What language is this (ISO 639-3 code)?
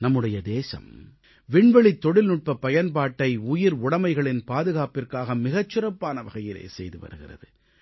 tam